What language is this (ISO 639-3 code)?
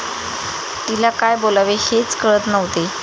mar